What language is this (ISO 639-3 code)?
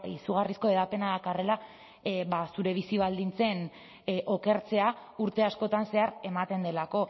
eus